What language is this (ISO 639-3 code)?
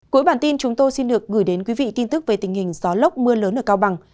vie